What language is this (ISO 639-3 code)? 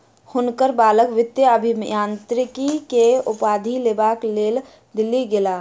mai